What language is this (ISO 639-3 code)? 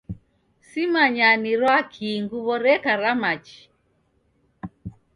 dav